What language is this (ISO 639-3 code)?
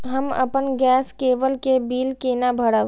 mai